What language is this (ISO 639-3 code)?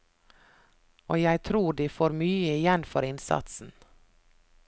nor